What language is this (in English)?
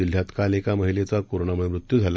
Marathi